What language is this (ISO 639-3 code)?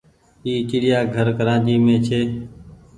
gig